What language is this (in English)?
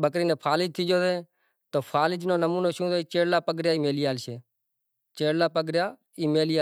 Kachi Koli